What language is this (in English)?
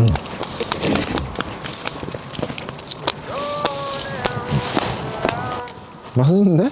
Korean